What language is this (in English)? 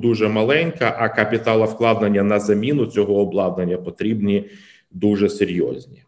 Ukrainian